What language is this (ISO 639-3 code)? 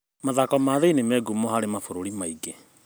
kik